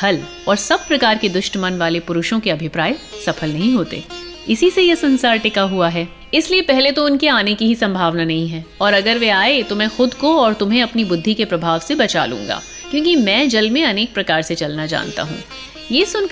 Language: Hindi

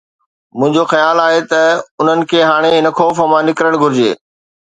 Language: Sindhi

